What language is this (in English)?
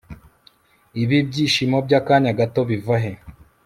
Kinyarwanda